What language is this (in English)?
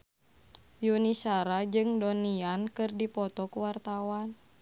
Sundanese